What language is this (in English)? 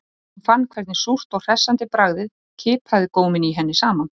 Icelandic